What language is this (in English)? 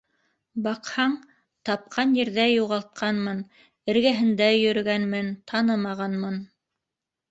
Bashkir